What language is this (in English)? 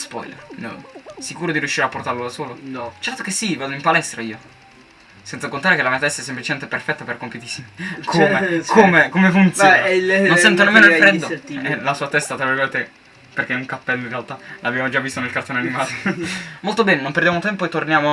Italian